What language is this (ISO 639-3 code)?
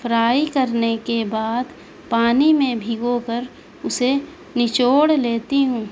urd